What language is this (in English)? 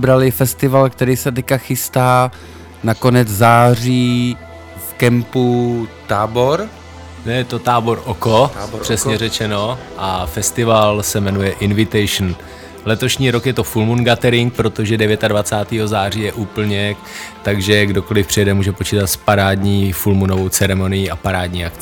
Czech